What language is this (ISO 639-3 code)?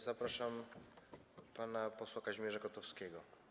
pol